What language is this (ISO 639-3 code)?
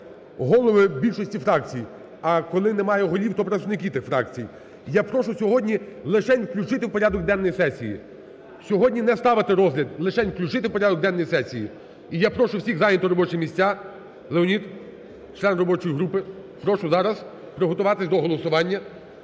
ukr